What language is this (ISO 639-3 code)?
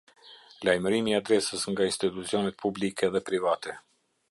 sqi